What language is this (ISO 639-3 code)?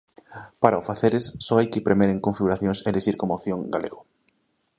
glg